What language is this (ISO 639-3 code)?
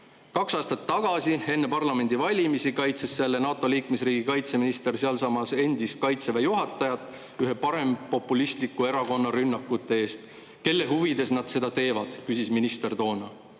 est